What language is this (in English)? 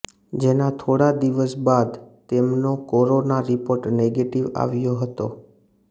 Gujarati